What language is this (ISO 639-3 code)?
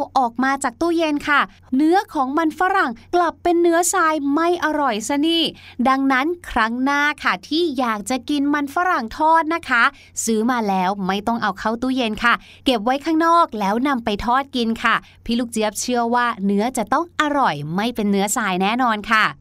tha